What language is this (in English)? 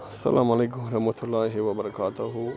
Kashmiri